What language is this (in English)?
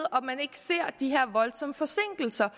Danish